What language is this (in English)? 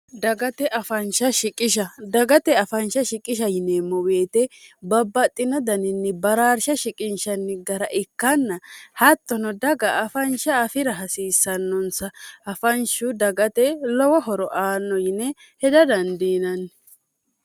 Sidamo